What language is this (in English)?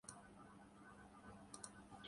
Urdu